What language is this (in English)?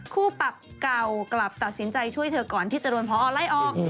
Thai